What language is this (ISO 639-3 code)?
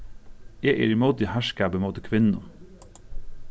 fao